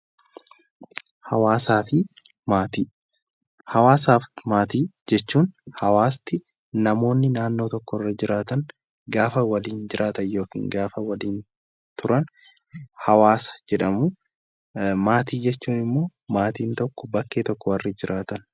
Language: Oromo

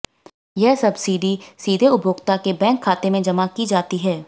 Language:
Hindi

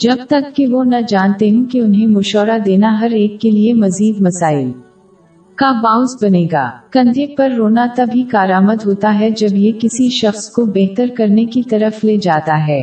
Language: Urdu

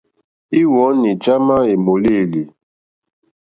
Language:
Mokpwe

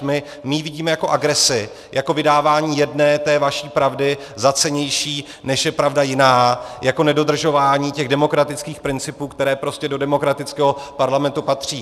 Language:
Czech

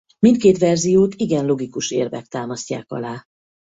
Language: Hungarian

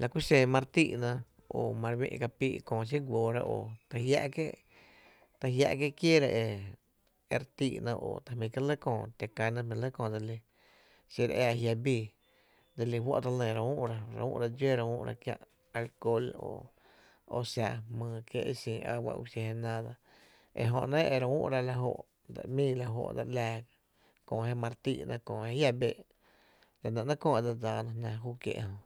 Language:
Tepinapa Chinantec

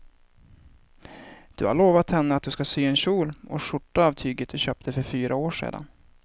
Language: Swedish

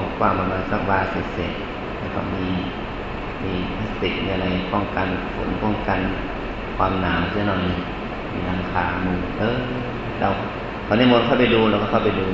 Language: Thai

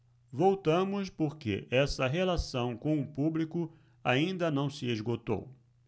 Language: Portuguese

